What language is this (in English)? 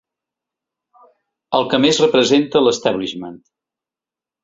Catalan